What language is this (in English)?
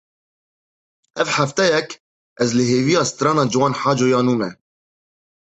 Kurdish